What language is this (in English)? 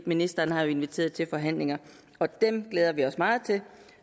Danish